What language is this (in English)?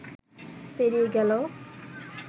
Bangla